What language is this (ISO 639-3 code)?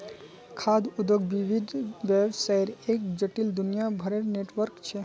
mag